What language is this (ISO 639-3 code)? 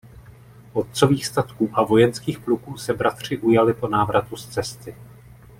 ces